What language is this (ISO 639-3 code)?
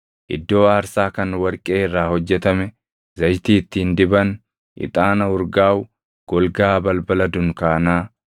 orm